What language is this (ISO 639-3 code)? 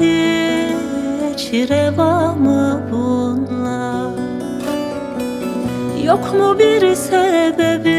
tur